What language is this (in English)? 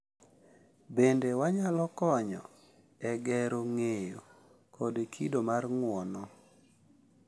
Luo (Kenya and Tanzania)